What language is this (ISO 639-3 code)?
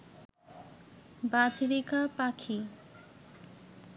ben